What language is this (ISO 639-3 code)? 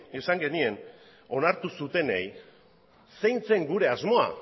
eus